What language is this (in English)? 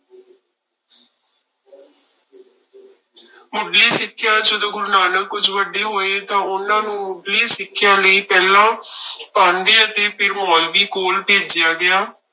Punjabi